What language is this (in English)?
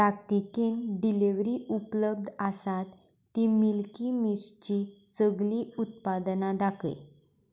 Konkani